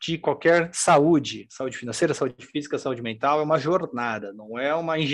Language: Portuguese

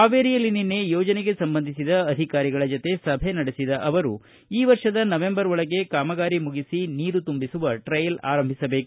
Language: Kannada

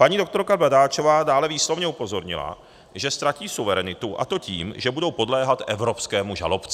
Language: Czech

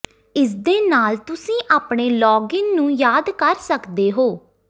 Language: Punjabi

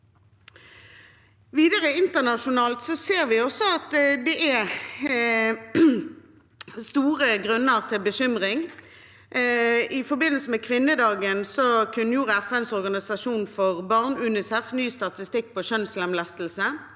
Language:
Norwegian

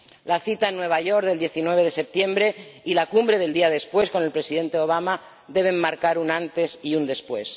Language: Spanish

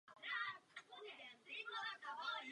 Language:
Czech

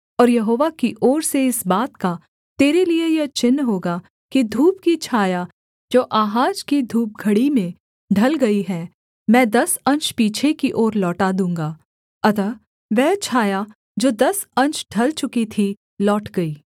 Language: Hindi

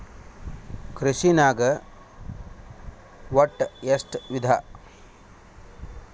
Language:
Kannada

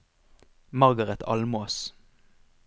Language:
Norwegian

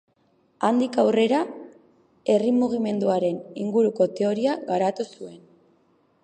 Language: Basque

